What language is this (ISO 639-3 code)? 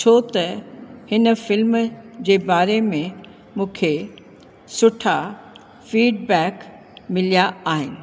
snd